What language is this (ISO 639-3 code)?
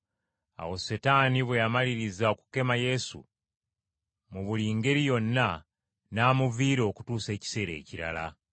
lug